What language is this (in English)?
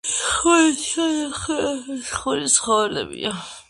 Georgian